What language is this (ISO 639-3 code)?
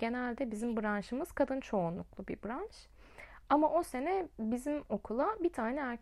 tur